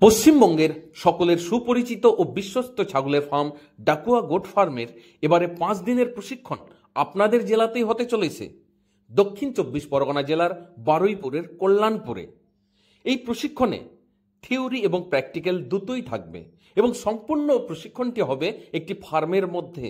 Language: Italian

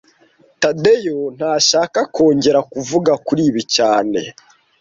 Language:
Kinyarwanda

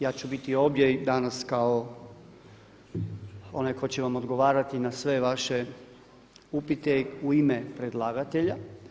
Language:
Croatian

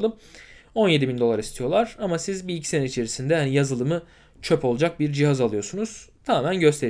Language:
Turkish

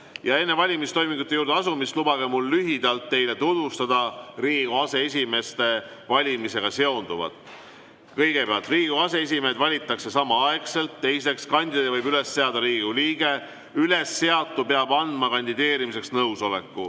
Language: Estonian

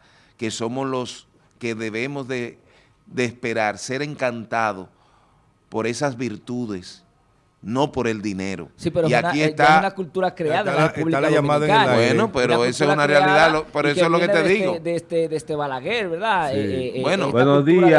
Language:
Spanish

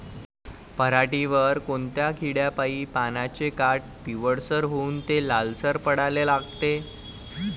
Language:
Marathi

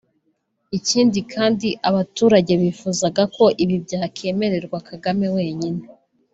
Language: Kinyarwanda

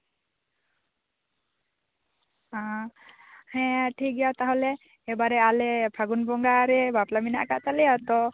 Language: Santali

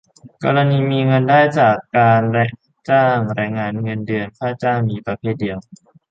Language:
Thai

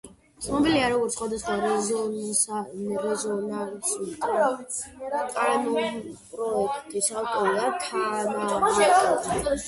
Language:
Georgian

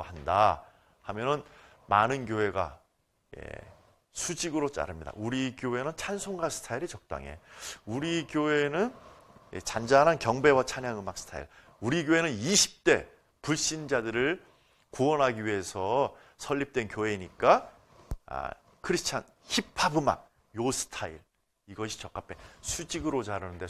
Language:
Korean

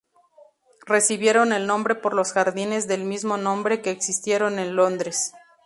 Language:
Spanish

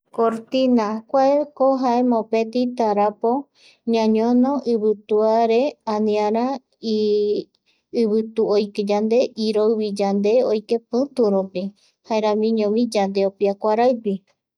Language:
Eastern Bolivian Guaraní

